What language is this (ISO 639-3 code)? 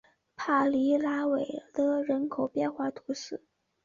zho